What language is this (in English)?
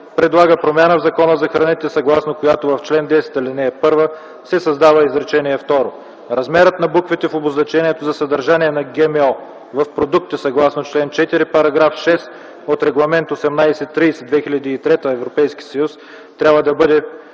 Bulgarian